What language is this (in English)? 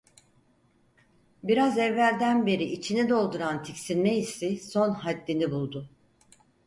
Turkish